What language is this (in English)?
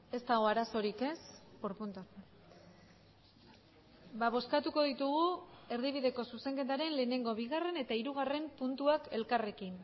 Basque